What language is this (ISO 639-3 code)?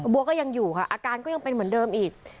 tha